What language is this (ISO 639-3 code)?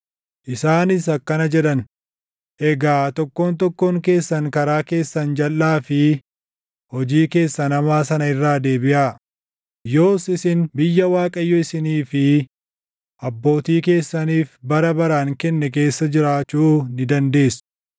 orm